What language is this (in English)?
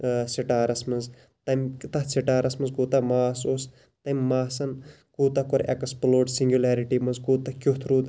Kashmiri